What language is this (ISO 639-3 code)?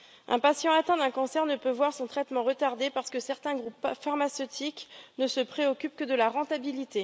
fra